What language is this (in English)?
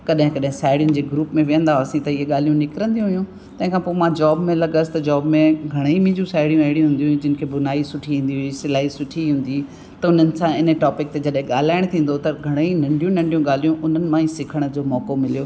Sindhi